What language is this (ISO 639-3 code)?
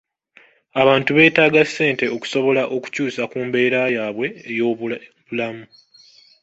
lug